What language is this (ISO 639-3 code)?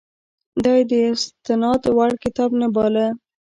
pus